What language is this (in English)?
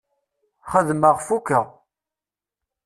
Kabyle